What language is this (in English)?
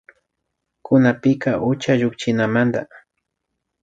Imbabura Highland Quichua